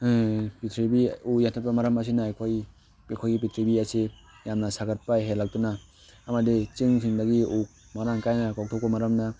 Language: Manipuri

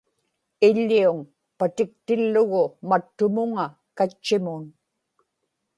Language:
Inupiaq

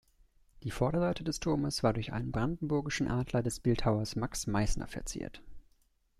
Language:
German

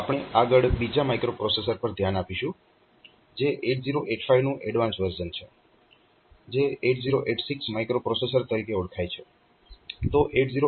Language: Gujarati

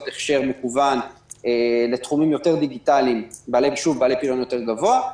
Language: Hebrew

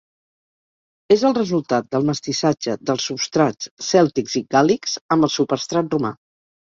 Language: Catalan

